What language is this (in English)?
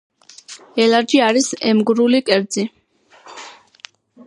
Georgian